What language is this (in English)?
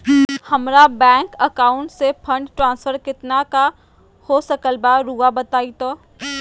Magahi